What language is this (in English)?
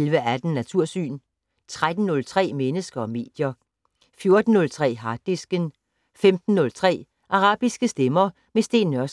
Danish